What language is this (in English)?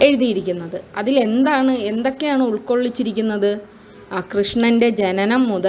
Malayalam